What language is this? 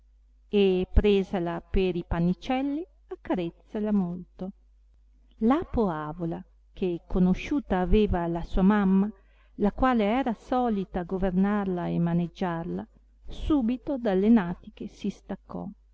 Italian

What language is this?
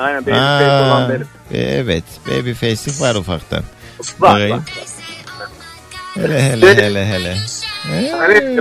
Turkish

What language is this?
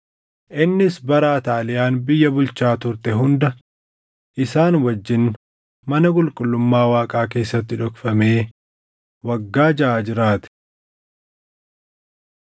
Oromo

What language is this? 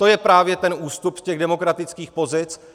Czech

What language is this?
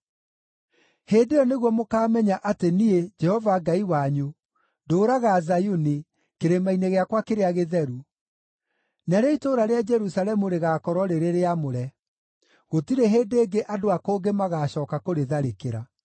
Kikuyu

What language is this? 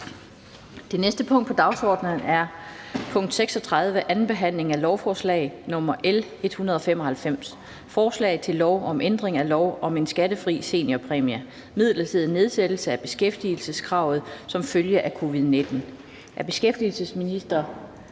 Danish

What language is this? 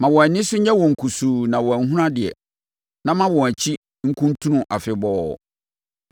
Akan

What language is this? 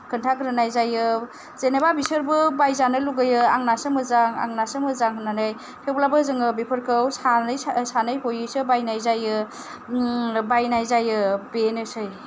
Bodo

